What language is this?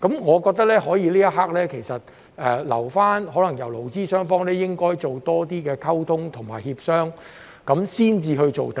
Cantonese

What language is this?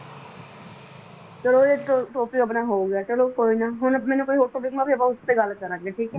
Punjabi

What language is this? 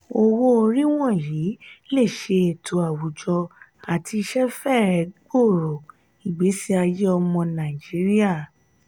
Yoruba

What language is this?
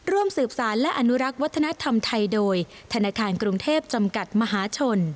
Thai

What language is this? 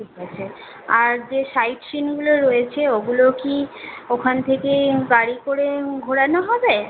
Bangla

